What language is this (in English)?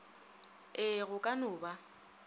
Northern Sotho